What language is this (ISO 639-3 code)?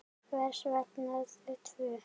isl